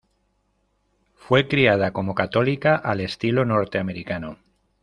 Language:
Spanish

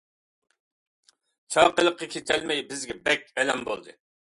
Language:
Uyghur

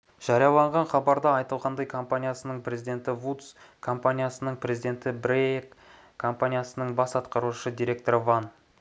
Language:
Kazakh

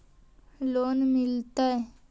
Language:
Magahi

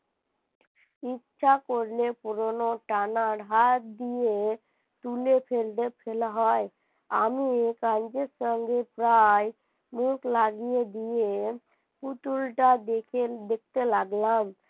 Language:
Bangla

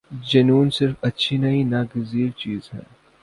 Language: Urdu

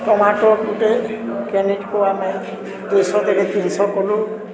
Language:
Odia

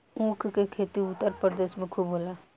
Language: Bhojpuri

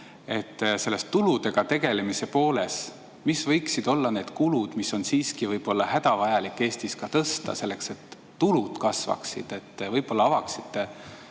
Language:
Estonian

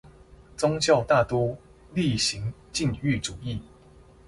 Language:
Chinese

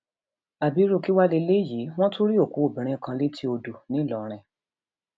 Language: Yoruba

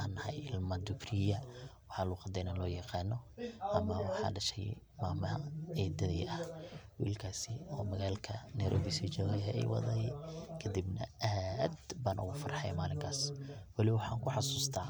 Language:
Somali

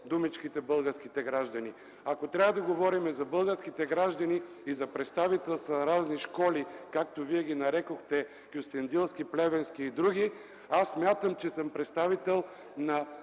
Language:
Bulgarian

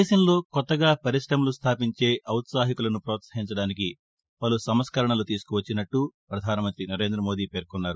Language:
Telugu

